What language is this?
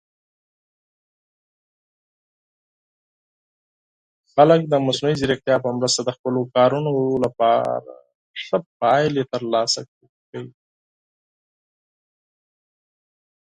Pashto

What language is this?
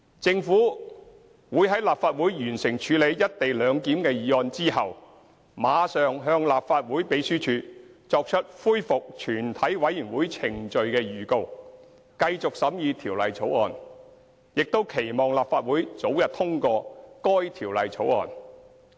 Cantonese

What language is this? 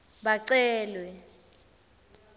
Swati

